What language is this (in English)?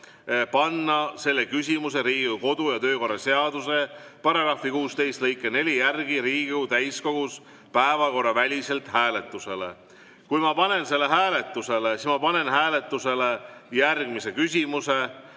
Estonian